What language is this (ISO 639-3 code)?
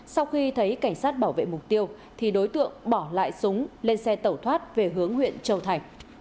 vie